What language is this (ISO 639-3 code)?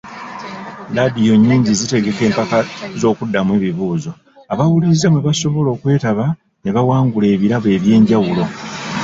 lug